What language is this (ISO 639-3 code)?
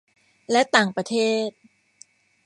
tha